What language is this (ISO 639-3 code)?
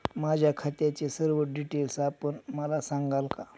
mar